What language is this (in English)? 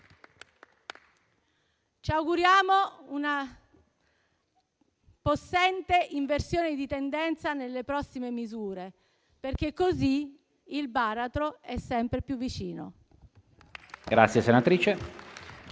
Italian